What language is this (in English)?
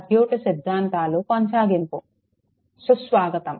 Telugu